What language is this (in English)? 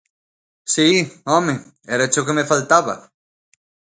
Galician